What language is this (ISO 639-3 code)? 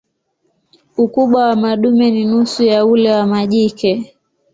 swa